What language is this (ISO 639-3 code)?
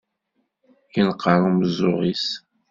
kab